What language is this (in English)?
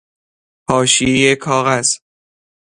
Persian